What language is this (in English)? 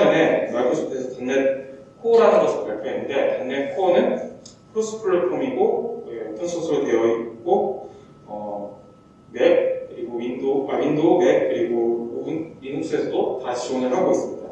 Korean